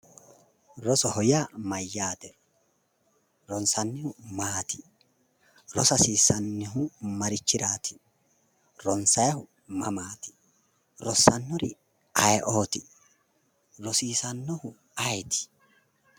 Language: Sidamo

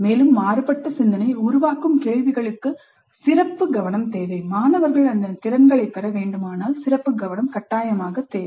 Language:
Tamil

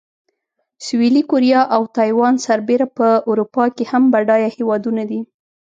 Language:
Pashto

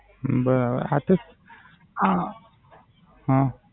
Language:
Gujarati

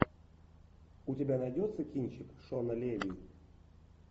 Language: Russian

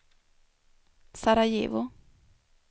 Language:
Swedish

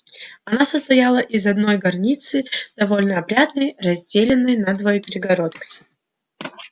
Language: Russian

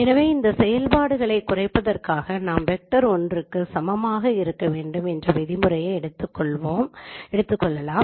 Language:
Tamil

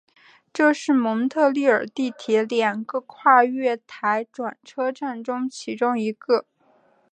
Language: Chinese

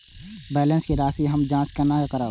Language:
Maithili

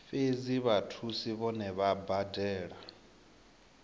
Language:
Venda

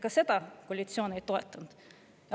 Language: Estonian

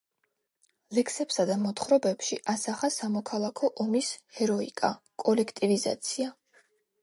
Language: Georgian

